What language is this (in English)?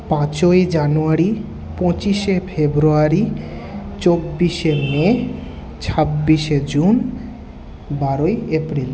Bangla